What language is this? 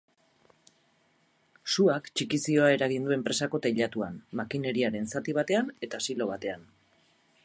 Basque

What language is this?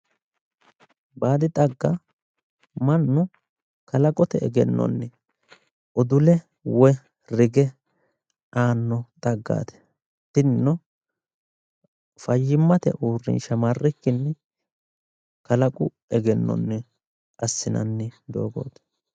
Sidamo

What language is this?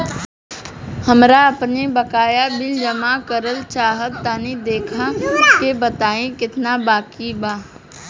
Bhojpuri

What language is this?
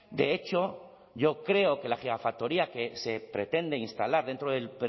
Spanish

